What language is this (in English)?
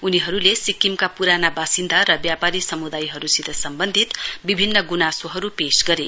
Nepali